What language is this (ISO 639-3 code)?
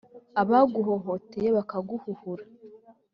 kin